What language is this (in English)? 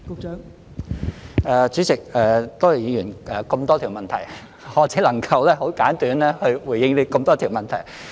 Cantonese